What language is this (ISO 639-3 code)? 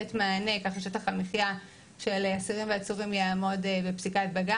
heb